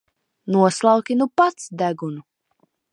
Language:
Latvian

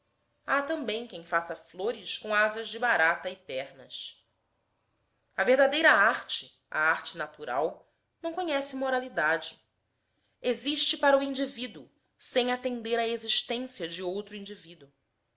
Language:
Portuguese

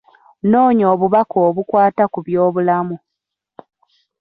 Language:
Ganda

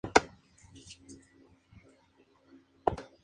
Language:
Spanish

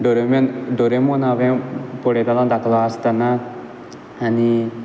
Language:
Konkani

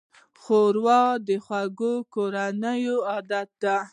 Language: Pashto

